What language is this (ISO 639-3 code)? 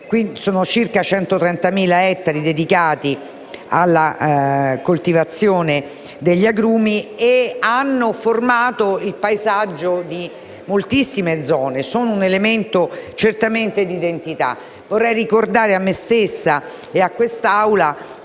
ita